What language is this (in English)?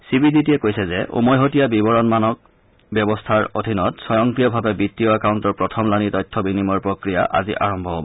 Assamese